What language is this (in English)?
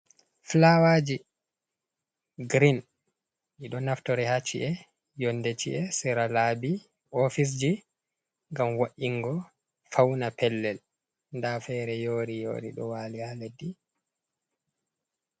Fula